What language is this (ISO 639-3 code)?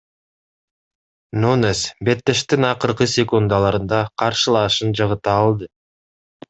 kir